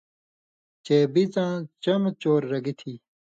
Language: Indus Kohistani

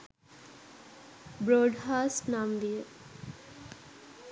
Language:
Sinhala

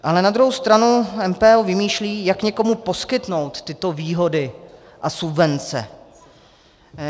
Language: Czech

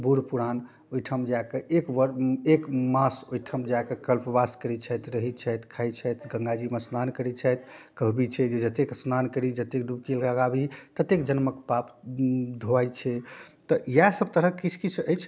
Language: Maithili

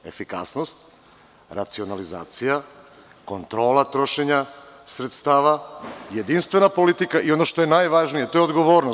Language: Serbian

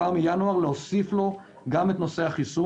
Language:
Hebrew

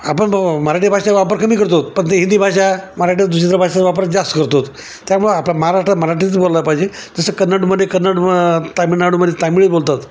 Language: Marathi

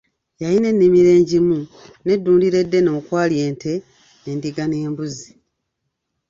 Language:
Ganda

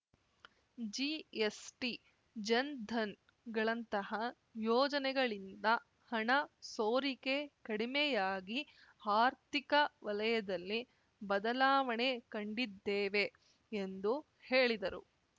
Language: Kannada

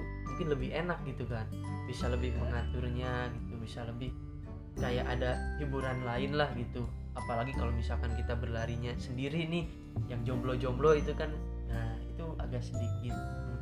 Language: Indonesian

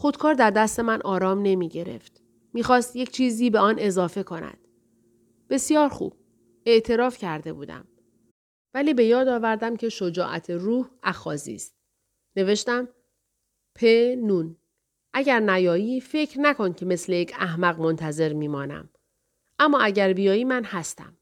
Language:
Persian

